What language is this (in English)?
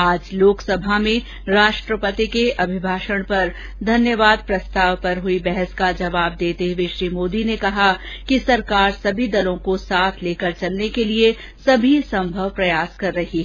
Hindi